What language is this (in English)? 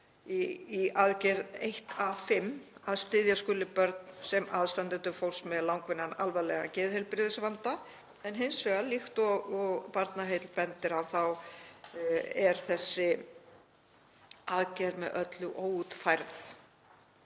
Icelandic